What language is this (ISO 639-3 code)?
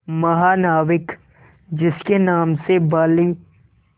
hin